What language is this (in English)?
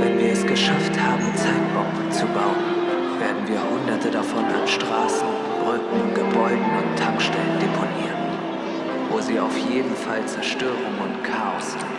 German